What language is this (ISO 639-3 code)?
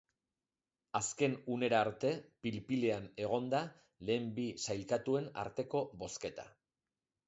eus